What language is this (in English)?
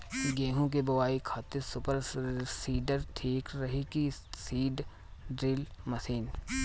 Bhojpuri